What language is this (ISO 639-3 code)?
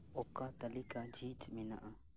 sat